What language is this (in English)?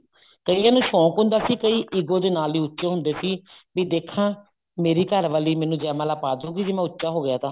Punjabi